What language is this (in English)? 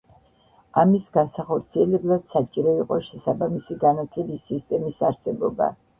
Georgian